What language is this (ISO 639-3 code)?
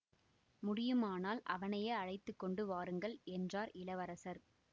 tam